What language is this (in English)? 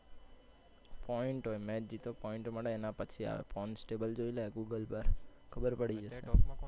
Gujarati